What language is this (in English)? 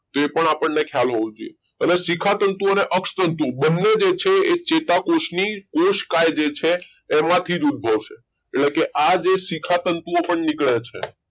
Gujarati